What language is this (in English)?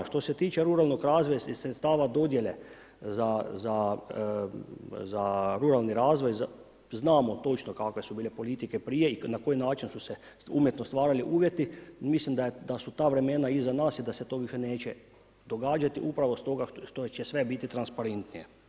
Croatian